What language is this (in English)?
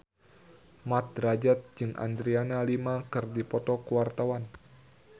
Sundanese